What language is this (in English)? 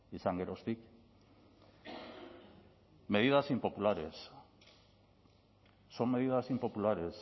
Spanish